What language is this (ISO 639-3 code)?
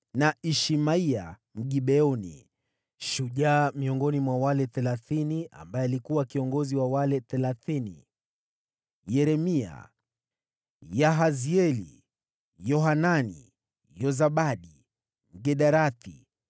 swa